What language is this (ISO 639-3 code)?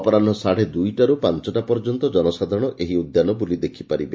ori